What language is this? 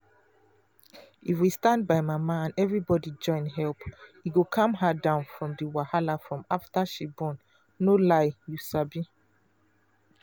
Nigerian Pidgin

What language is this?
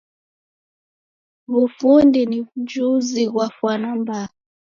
Taita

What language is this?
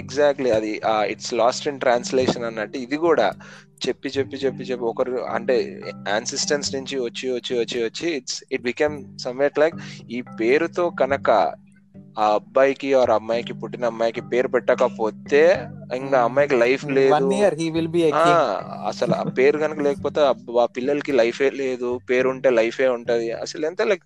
Telugu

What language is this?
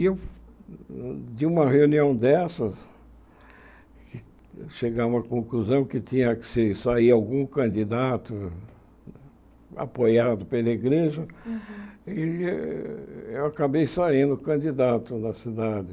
Portuguese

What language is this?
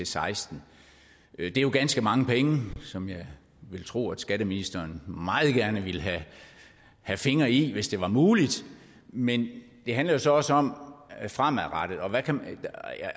Danish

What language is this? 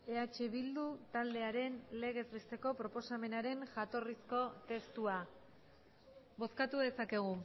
Basque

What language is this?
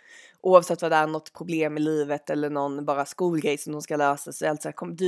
Swedish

